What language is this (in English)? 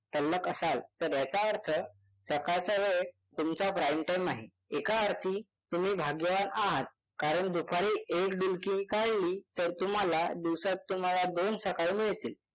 Marathi